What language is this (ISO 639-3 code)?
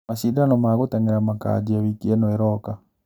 kik